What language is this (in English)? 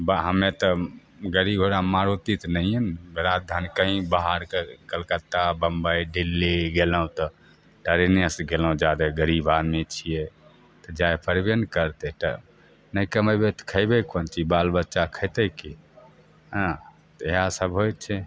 Maithili